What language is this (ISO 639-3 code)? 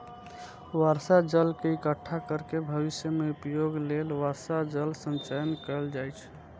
mai